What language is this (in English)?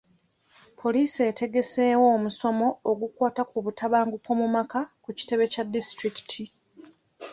Ganda